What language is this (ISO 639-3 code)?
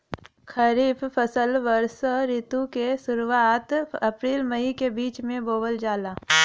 bho